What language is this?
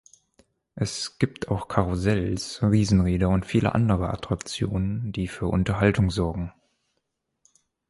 German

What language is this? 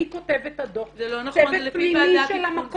Hebrew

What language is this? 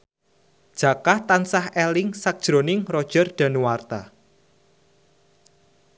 Javanese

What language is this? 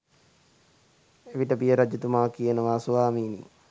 Sinhala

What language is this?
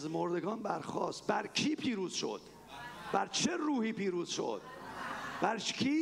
Persian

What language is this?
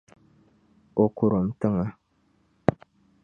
Dagbani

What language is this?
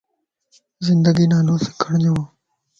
Lasi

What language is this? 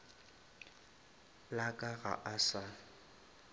Northern Sotho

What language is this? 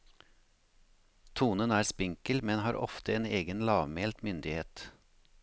Norwegian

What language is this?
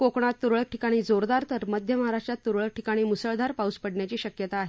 Marathi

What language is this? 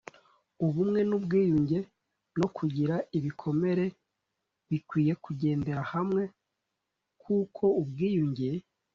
Kinyarwanda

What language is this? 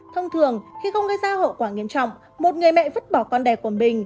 Vietnamese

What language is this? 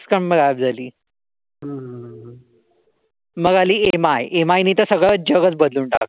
Marathi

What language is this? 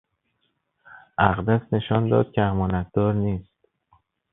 Persian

